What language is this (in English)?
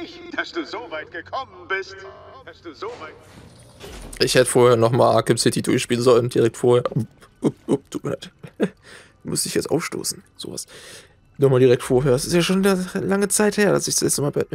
German